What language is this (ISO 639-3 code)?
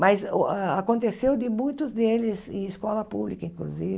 por